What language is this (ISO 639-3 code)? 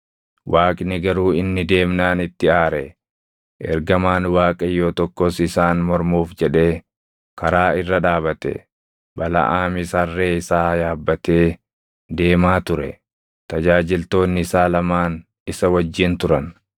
orm